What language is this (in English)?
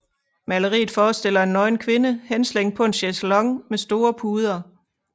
Danish